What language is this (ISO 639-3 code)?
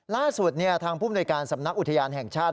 tha